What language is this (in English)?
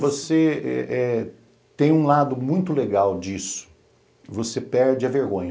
Portuguese